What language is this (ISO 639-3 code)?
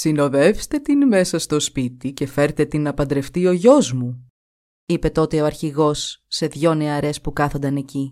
ell